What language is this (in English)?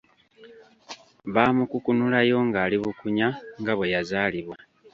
Ganda